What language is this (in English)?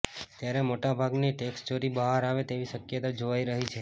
Gujarati